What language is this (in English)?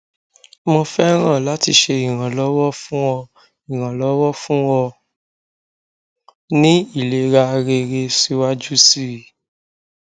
Yoruba